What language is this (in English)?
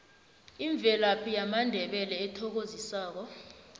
South Ndebele